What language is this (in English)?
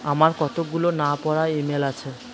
Bangla